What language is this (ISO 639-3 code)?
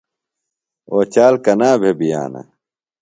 phl